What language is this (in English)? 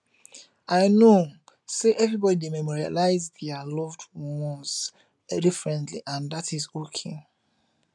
Nigerian Pidgin